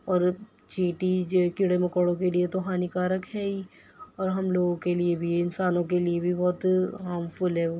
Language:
Urdu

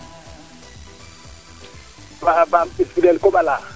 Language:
Serer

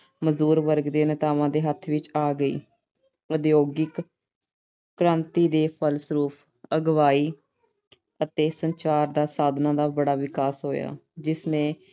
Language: Punjabi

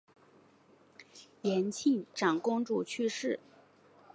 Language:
Chinese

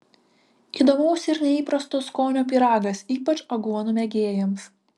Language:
Lithuanian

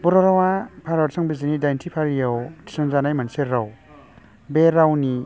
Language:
Bodo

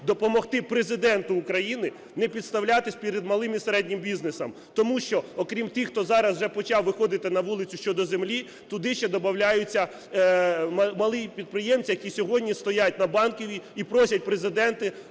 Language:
Ukrainian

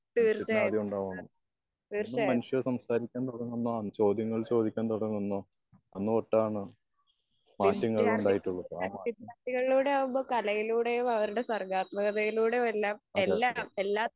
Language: Malayalam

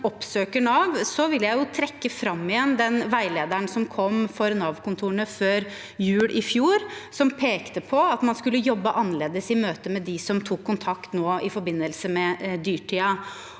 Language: Norwegian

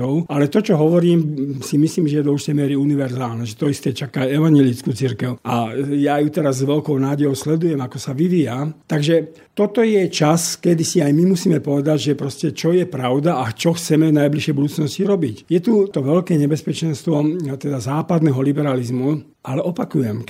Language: Slovak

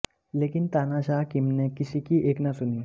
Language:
Hindi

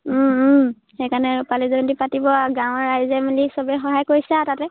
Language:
Assamese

